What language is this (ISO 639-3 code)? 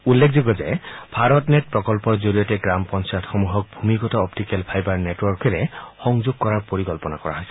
asm